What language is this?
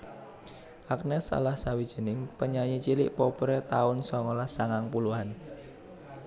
Javanese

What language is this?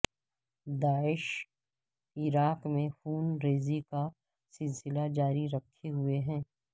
Urdu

